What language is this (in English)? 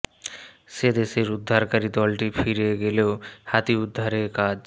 Bangla